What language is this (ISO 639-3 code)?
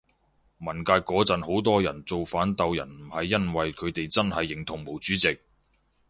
yue